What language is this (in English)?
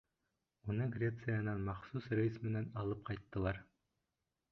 Bashkir